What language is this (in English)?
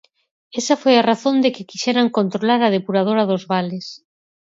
Galician